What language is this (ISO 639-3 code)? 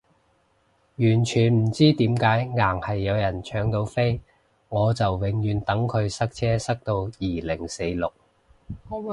yue